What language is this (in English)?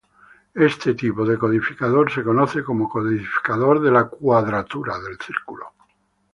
Spanish